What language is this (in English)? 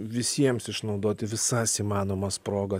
Lithuanian